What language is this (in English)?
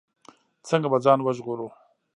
Pashto